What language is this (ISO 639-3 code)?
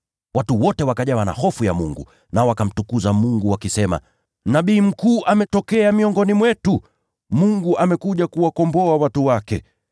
swa